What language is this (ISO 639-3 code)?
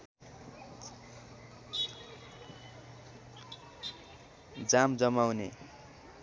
nep